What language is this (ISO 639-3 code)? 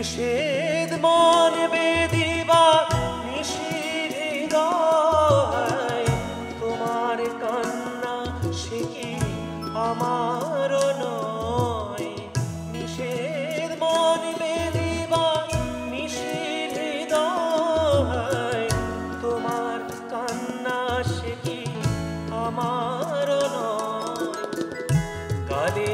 ron